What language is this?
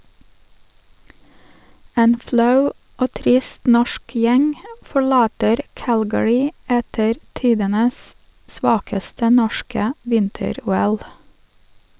Norwegian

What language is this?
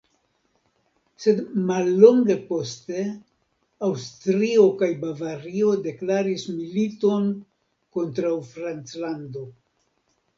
Esperanto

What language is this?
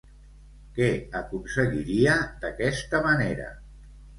Catalan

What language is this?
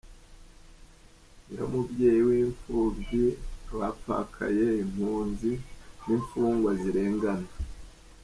Kinyarwanda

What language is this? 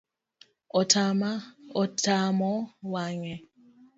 Luo (Kenya and Tanzania)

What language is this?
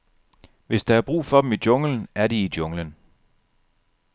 Danish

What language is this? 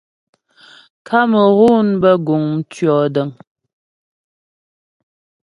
Ghomala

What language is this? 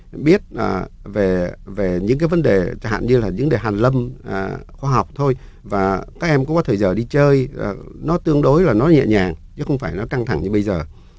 Vietnamese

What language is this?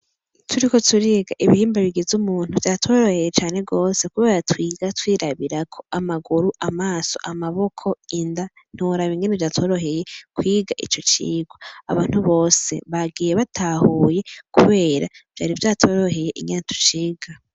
Rundi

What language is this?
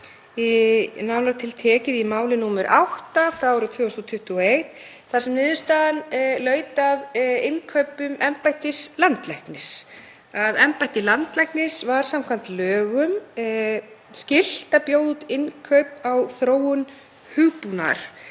Icelandic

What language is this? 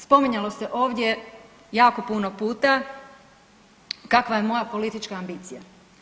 Croatian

